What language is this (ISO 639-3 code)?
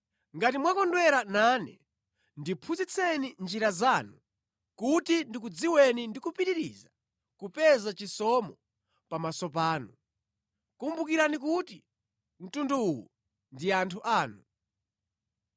nya